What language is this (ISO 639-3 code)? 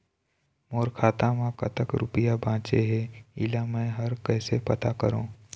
hne